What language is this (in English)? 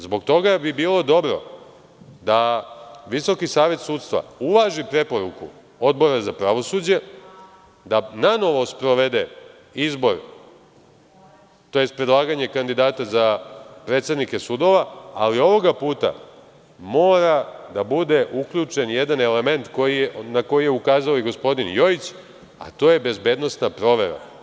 Serbian